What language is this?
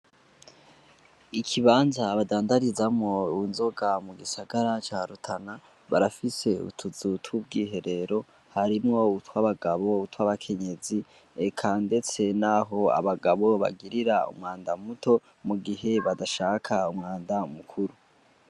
Rundi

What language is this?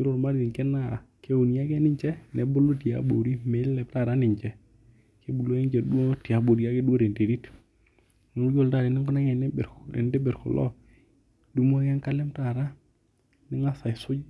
Masai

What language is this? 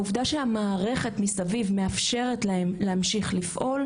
Hebrew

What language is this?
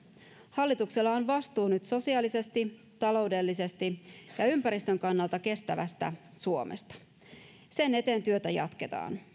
Finnish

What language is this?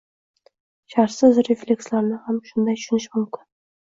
Uzbek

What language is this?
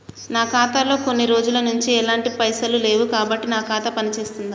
Telugu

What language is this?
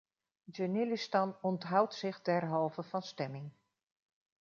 Dutch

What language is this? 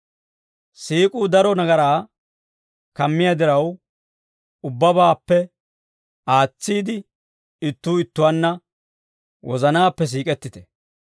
Dawro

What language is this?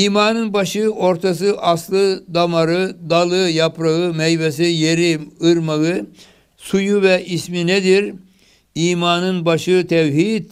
Turkish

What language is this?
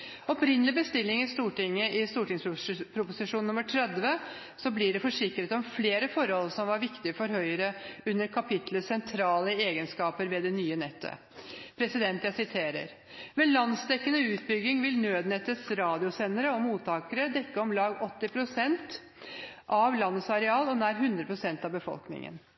Norwegian Bokmål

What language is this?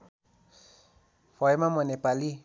Nepali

